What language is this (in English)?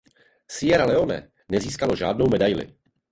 Czech